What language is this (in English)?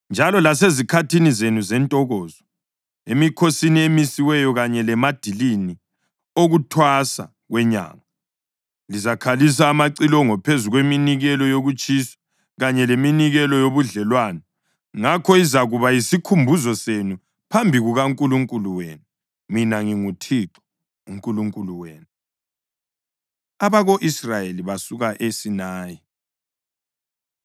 North Ndebele